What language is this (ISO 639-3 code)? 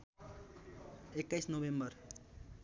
nep